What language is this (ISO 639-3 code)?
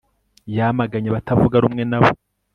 kin